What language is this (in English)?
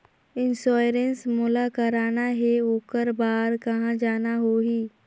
Chhattisgarhi